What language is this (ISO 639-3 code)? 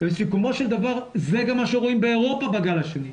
heb